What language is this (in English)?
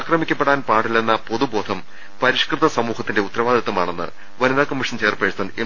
Malayalam